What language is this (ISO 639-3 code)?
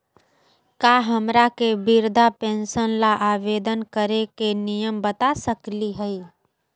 mag